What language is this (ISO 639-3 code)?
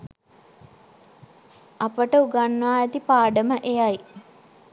sin